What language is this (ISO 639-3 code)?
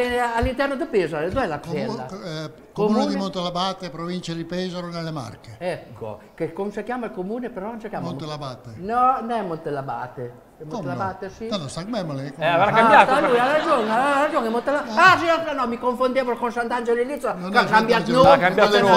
ita